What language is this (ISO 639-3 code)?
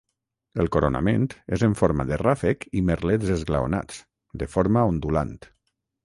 cat